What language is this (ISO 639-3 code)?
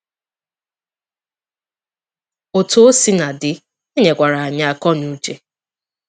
ibo